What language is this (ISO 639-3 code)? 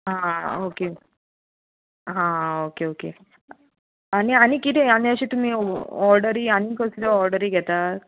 kok